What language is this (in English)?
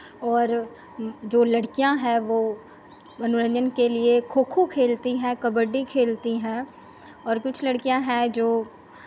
Hindi